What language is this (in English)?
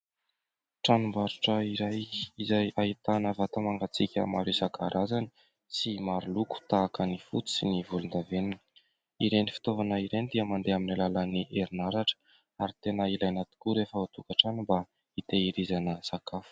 Malagasy